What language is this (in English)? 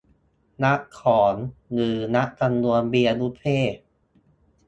Thai